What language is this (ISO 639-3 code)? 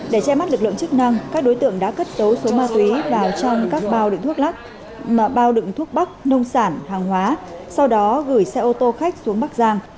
vie